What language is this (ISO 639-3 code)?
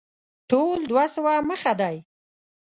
pus